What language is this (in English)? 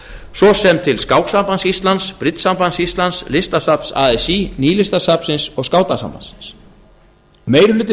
Icelandic